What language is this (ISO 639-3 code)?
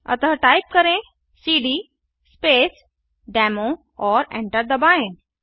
hin